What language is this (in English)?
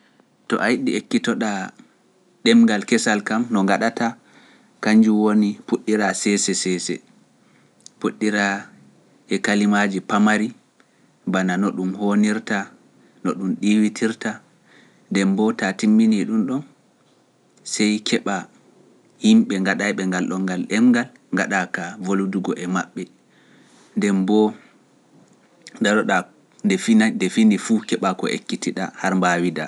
Pular